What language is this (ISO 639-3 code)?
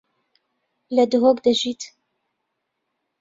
ckb